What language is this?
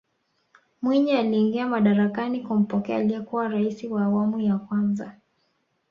Swahili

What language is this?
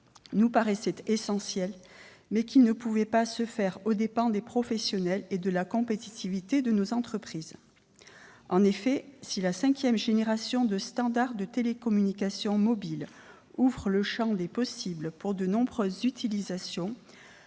French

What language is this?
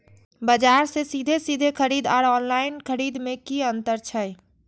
Maithili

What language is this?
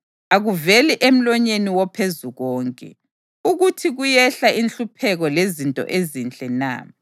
North Ndebele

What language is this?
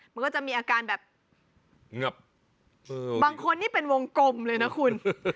Thai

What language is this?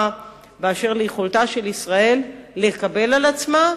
Hebrew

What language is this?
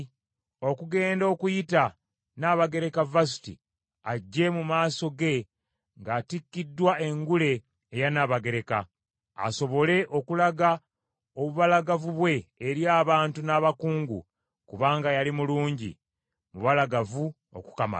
Ganda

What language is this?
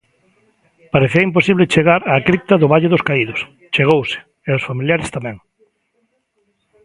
Galician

